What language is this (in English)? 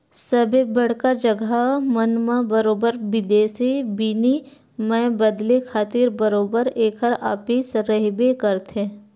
Chhattisgarhi